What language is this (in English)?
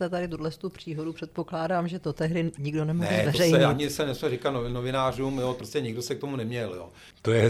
Czech